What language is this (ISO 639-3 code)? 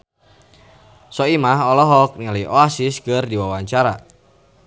sun